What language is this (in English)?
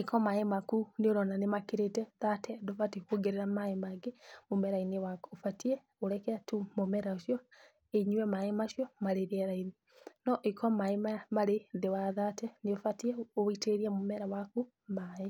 Kikuyu